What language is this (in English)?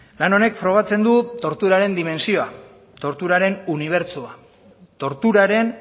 Basque